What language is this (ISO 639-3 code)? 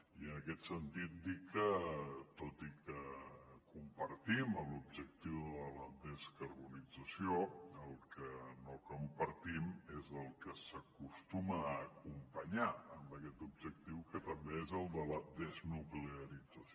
cat